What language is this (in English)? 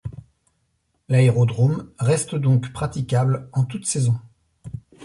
French